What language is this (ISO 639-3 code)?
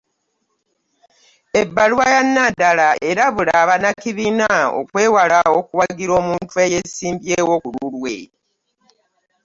lug